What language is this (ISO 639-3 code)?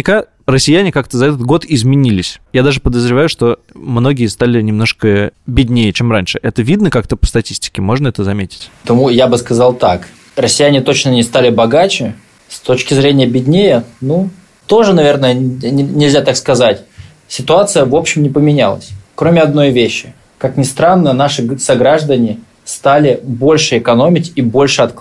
rus